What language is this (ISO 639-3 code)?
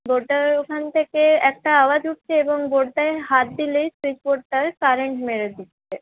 ben